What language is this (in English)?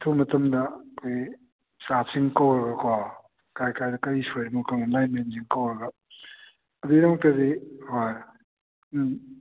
Manipuri